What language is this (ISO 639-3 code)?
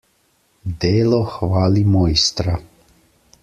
slv